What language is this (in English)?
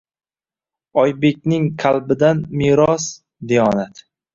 Uzbek